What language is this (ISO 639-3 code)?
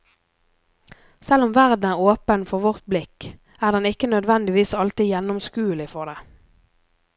nor